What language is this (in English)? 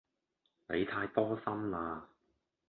Cantonese